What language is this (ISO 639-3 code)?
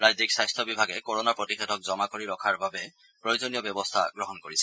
asm